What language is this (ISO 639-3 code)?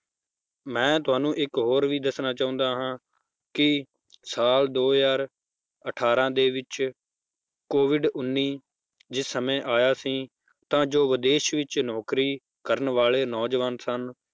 pan